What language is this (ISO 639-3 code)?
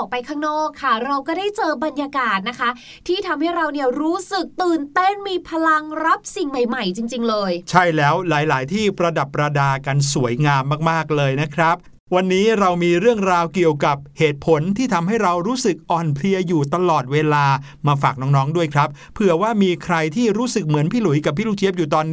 tha